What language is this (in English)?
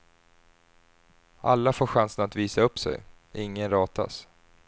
Swedish